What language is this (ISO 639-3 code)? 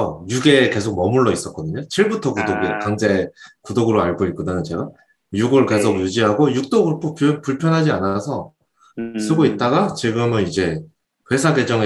kor